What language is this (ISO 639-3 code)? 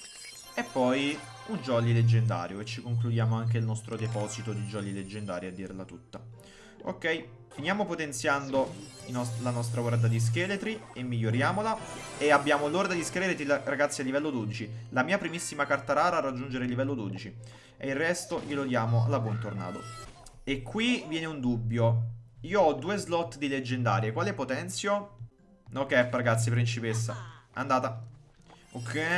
ita